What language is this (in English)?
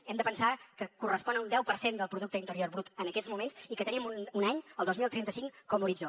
Catalan